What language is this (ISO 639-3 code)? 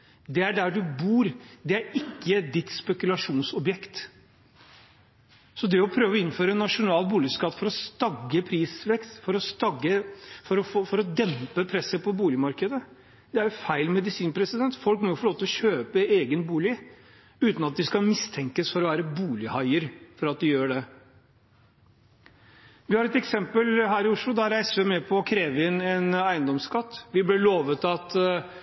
nob